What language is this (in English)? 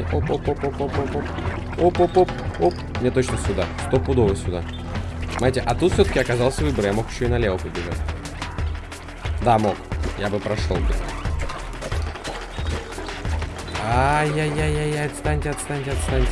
Russian